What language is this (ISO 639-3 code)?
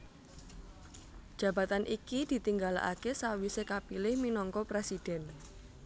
jav